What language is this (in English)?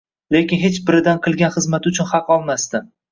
Uzbek